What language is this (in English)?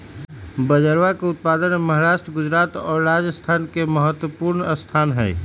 Magahi